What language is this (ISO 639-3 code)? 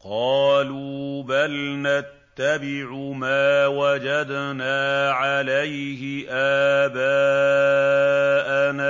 ara